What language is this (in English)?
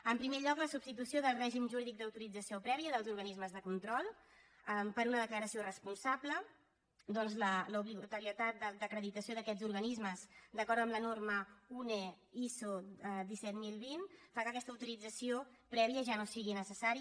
Catalan